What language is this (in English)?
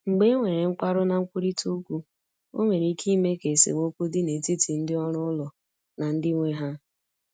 Igbo